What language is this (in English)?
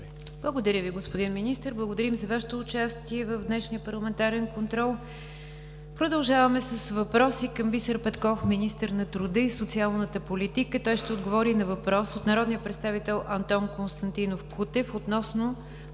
Bulgarian